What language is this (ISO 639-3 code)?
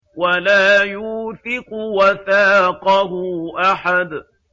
ara